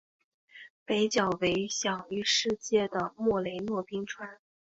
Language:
Chinese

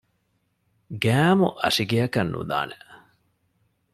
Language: Divehi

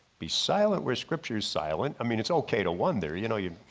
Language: English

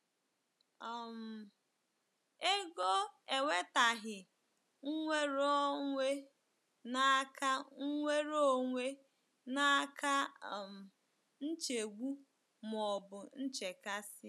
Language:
Igbo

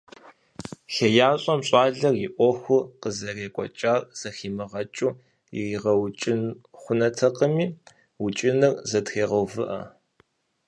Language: Kabardian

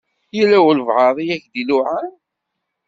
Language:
Kabyle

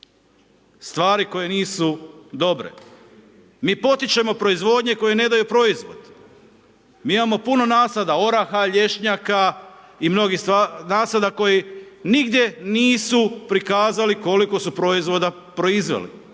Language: Croatian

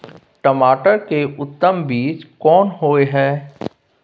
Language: Maithili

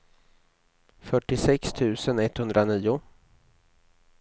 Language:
Swedish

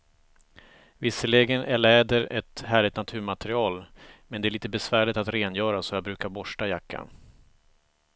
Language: Swedish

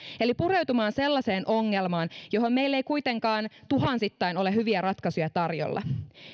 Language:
Finnish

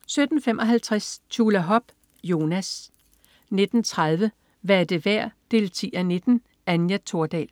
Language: Danish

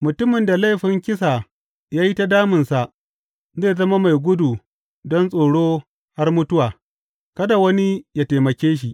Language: Hausa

